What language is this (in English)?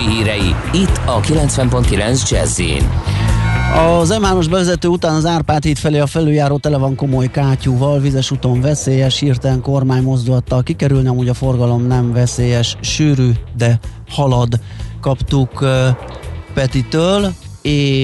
Hungarian